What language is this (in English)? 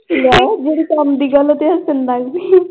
Punjabi